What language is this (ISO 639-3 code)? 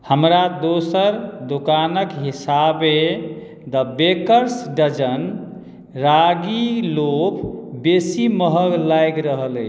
mai